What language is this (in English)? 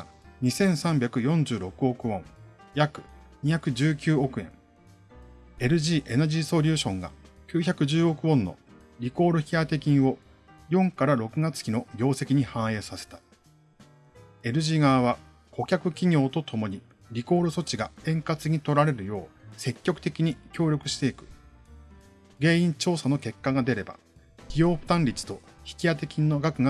Japanese